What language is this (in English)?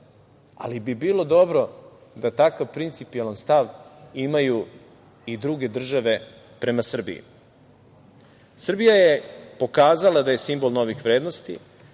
Serbian